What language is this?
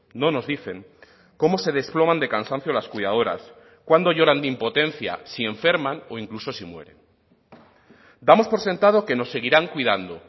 Spanish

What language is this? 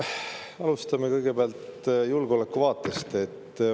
Estonian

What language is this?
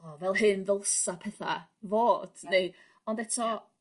Welsh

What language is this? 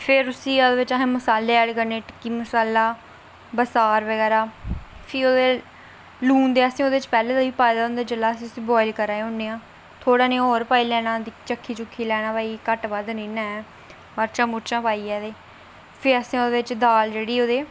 Dogri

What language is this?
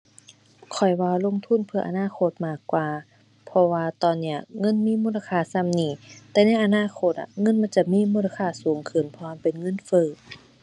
Thai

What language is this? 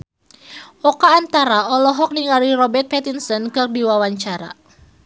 Sundanese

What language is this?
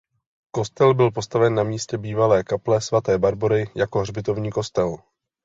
Czech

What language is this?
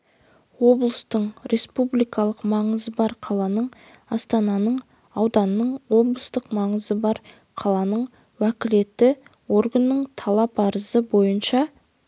Kazakh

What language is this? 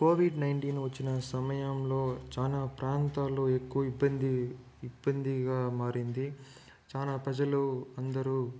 Telugu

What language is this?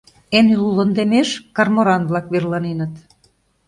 Mari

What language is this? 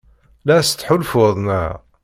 Kabyle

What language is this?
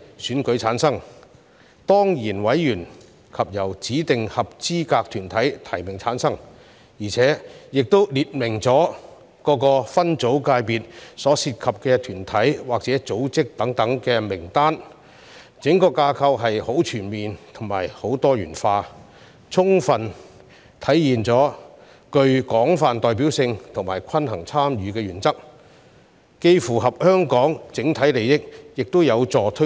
Cantonese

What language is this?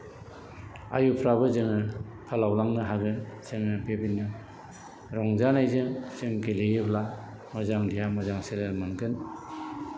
Bodo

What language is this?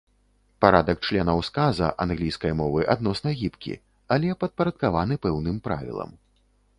Belarusian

